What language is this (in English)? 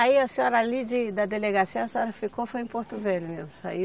Portuguese